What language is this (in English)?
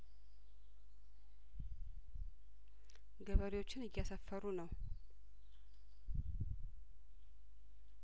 Amharic